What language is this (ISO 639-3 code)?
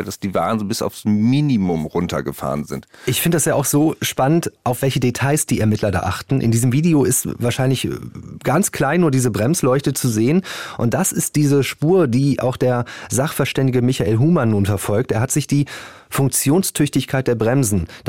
deu